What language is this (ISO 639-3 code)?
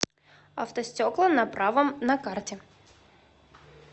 rus